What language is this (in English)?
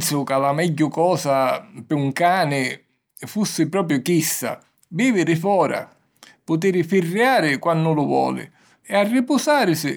Sicilian